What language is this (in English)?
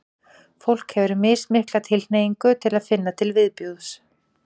Icelandic